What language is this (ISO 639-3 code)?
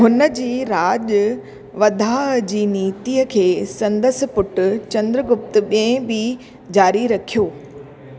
snd